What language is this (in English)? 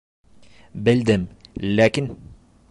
Bashkir